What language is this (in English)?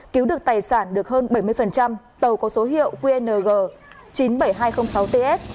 Vietnamese